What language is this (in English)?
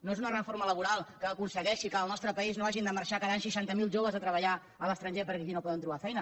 Catalan